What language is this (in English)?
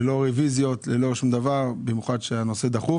Hebrew